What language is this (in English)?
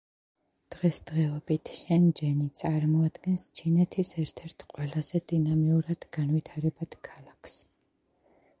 Georgian